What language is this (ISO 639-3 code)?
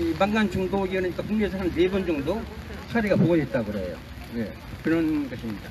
kor